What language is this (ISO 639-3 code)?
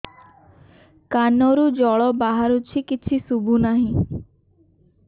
ori